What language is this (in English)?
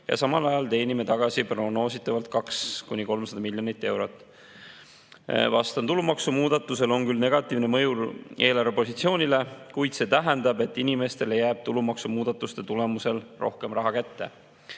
Estonian